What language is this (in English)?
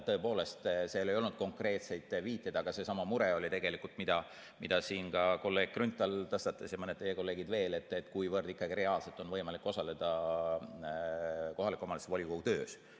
Estonian